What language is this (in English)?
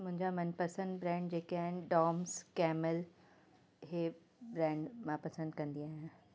Sindhi